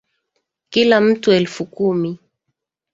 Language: Swahili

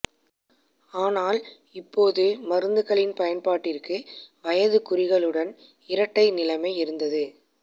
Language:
Tamil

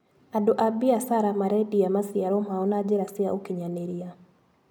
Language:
Kikuyu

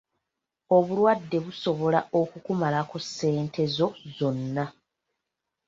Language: Ganda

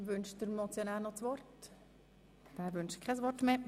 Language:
Swiss German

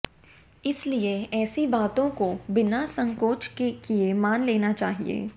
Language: Hindi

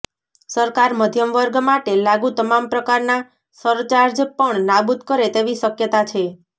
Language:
Gujarati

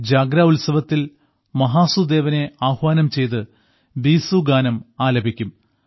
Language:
Malayalam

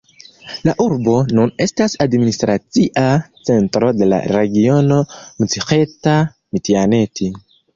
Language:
Esperanto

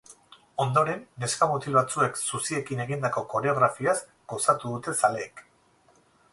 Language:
Basque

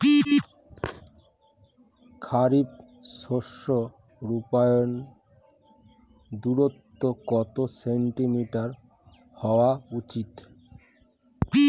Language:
Bangla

